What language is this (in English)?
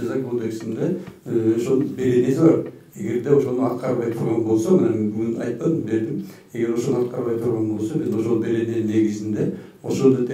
Russian